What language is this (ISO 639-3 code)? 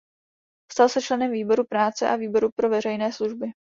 ces